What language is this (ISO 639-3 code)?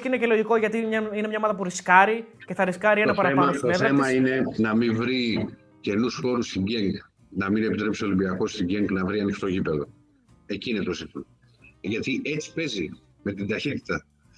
ell